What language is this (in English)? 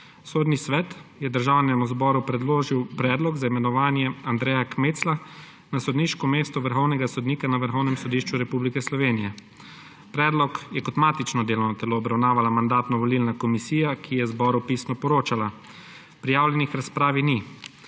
Slovenian